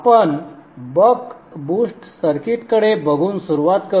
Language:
Marathi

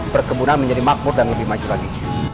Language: Indonesian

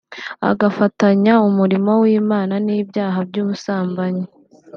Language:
Kinyarwanda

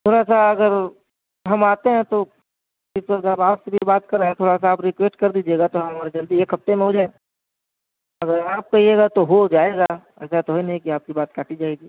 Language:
Urdu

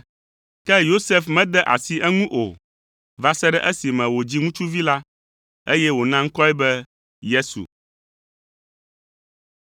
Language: Ewe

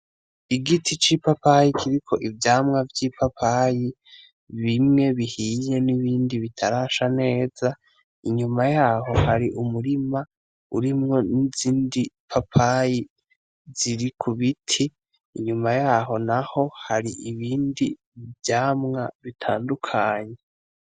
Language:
Rundi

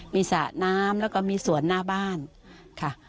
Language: Thai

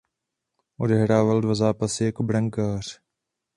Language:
Czech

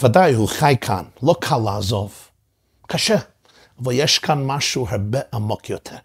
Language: Hebrew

